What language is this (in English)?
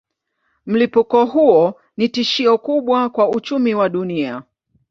Swahili